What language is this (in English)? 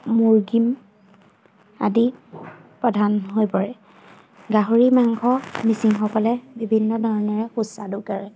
Assamese